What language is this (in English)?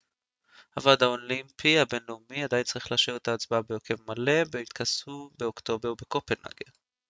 Hebrew